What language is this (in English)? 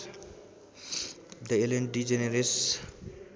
Nepali